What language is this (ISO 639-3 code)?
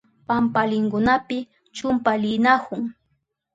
qup